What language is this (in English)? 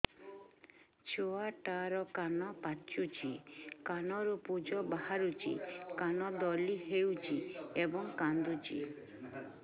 Odia